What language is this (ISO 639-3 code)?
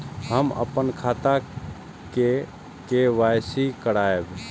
mai